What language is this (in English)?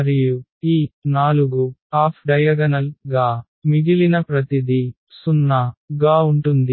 Telugu